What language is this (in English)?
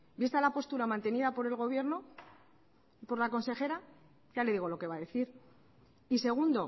Spanish